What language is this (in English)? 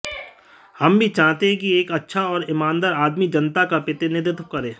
Hindi